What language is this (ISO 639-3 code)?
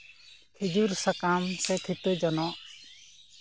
sat